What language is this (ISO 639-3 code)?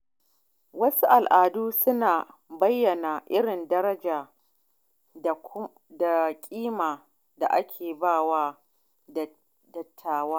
hau